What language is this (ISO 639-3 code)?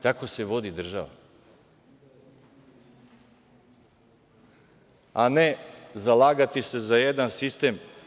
srp